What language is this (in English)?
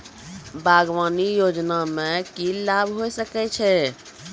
Maithili